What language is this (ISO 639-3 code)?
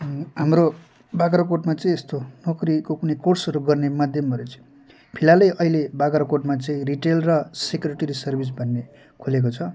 nep